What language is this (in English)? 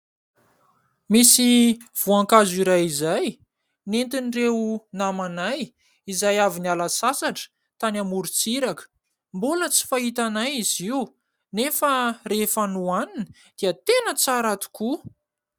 Malagasy